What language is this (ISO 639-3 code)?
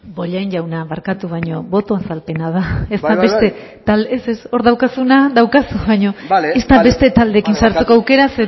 eus